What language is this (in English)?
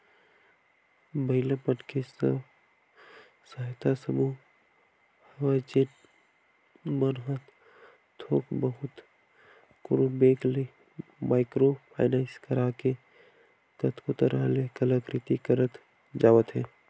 Chhattisgarhi